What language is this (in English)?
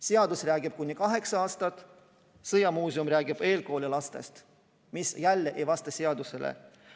Estonian